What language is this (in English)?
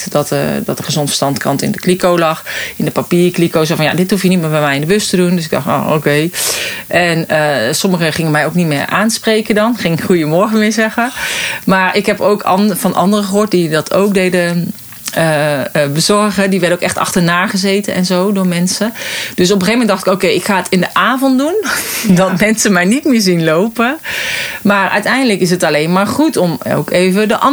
Dutch